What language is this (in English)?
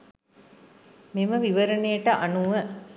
Sinhala